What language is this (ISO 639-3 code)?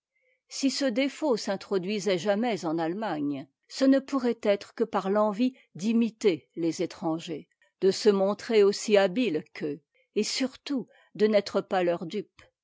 fra